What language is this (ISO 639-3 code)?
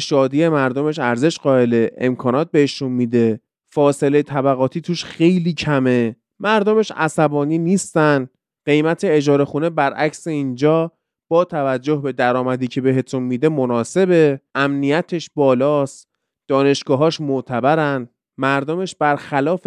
fas